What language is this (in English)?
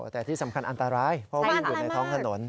Thai